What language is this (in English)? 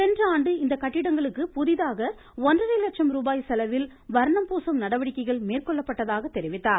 Tamil